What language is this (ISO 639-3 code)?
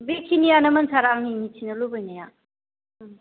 brx